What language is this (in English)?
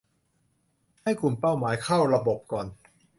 Thai